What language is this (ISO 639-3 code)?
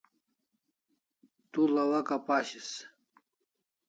kls